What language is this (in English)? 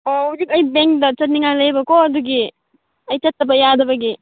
Manipuri